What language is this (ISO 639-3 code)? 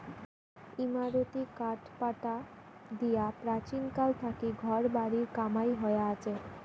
ben